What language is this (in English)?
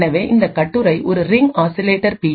Tamil